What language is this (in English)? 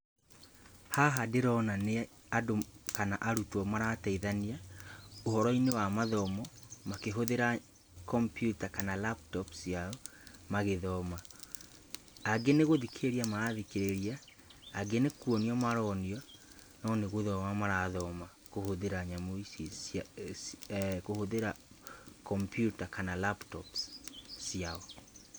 Kikuyu